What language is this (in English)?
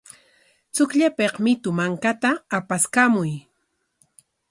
Corongo Ancash Quechua